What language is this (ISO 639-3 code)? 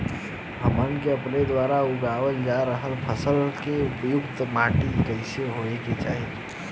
bho